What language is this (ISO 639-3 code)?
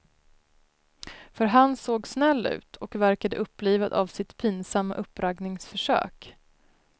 swe